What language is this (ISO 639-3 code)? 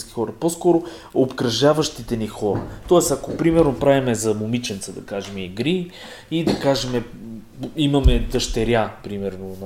bul